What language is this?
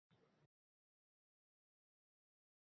Uzbek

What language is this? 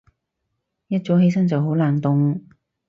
Cantonese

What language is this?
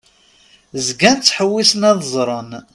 Kabyle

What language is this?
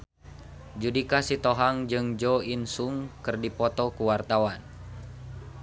Sundanese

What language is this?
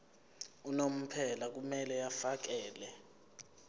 Zulu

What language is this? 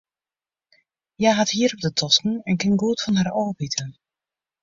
Western Frisian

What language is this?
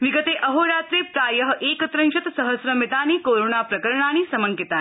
Sanskrit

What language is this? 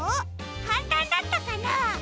Japanese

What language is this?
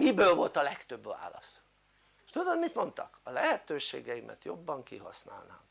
Hungarian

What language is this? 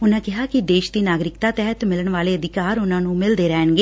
Punjabi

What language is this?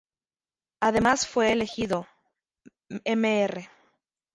Spanish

